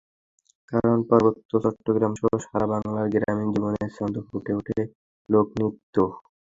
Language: Bangla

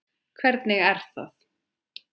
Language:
Icelandic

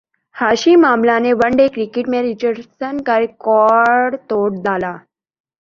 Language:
Urdu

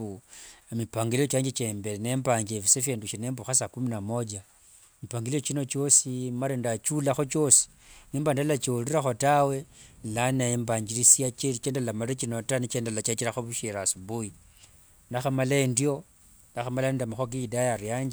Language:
Wanga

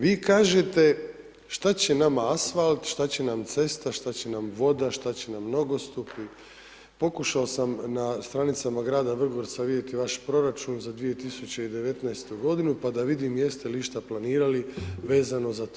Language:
Croatian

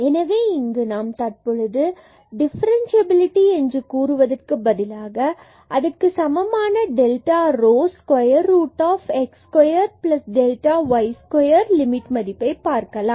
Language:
Tamil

